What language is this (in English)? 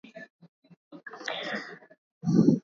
Swahili